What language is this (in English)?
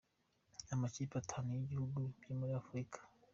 Kinyarwanda